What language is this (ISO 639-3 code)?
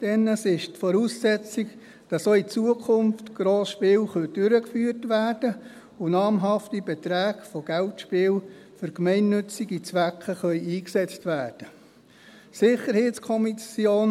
gsw